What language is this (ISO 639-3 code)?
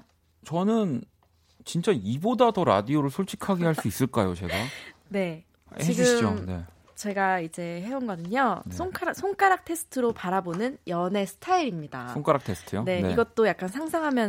kor